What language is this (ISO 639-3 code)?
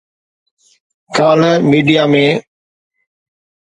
snd